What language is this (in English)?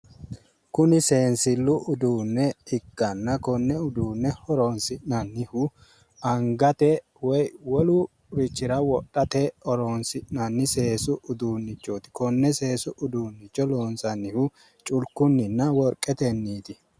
Sidamo